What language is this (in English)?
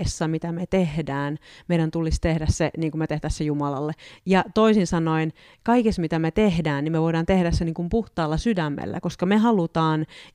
Finnish